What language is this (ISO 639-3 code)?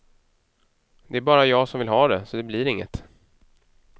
swe